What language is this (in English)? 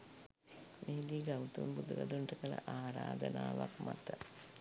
Sinhala